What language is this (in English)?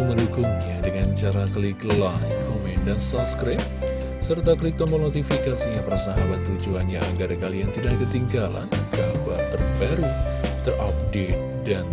Indonesian